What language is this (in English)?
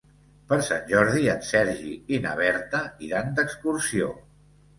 Catalan